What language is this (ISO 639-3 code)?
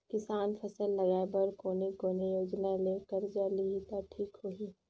hne